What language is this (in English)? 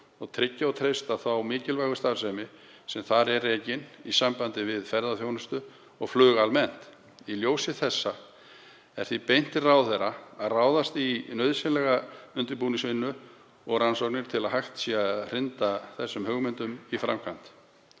Icelandic